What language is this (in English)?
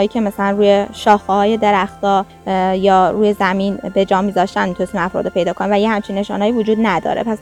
Persian